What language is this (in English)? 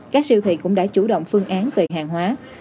Vietnamese